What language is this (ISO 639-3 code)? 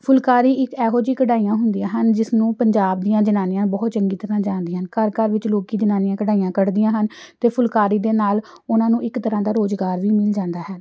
pan